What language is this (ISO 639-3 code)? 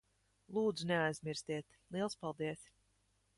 lav